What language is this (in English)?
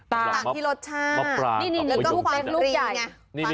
Thai